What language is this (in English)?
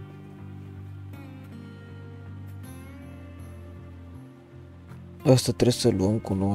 Romanian